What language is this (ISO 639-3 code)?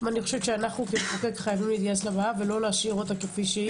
heb